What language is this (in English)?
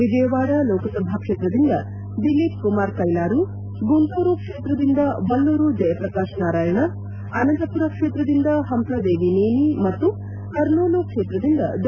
Kannada